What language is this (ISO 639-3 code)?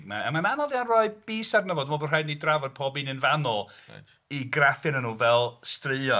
cym